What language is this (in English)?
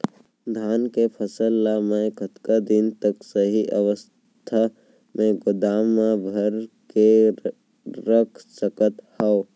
Chhattisgarhi